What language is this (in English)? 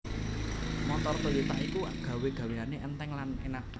Javanese